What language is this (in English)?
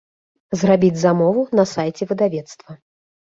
Belarusian